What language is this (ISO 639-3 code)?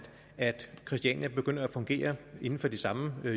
dan